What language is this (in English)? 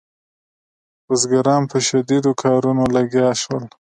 Pashto